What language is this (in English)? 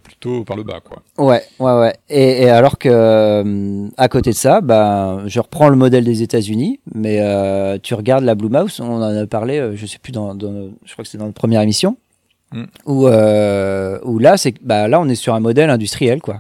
French